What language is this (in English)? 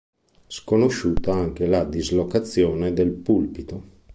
Italian